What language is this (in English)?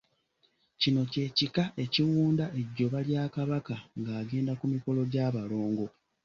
Ganda